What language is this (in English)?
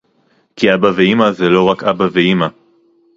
Hebrew